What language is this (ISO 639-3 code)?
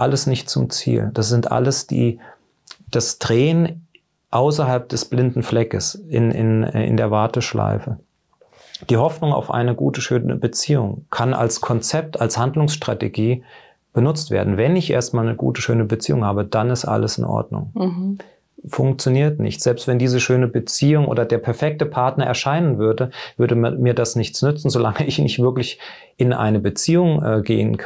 deu